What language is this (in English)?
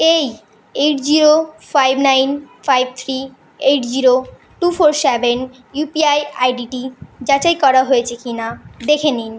Bangla